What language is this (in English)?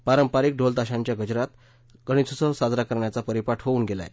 Marathi